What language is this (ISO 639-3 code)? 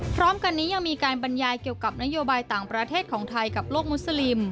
tha